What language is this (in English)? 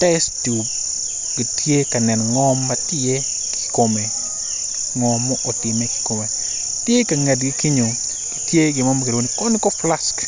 Acoli